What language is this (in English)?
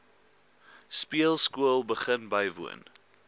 Afrikaans